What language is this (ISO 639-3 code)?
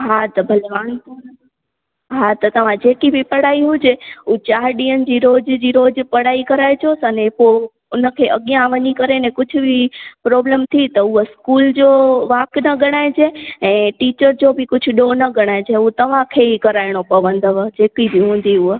snd